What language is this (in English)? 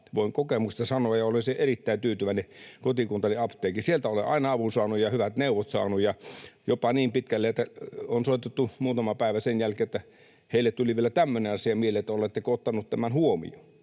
Finnish